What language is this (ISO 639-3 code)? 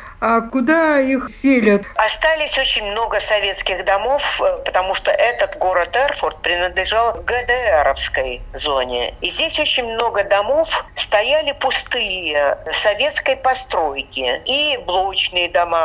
rus